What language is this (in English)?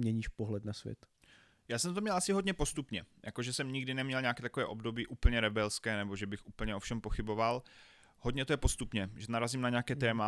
Czech